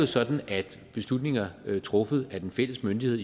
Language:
Danish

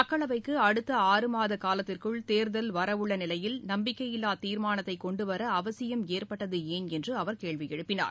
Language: Tamil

